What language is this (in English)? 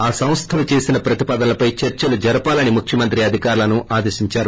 Telugu